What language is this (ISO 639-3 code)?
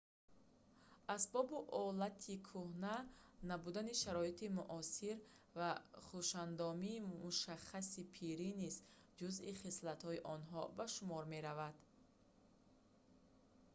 tgk